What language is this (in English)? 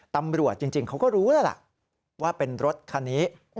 Thai